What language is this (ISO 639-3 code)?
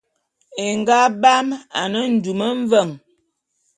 bum